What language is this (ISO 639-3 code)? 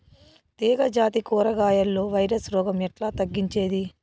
tel